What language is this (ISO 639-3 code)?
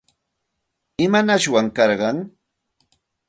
qxt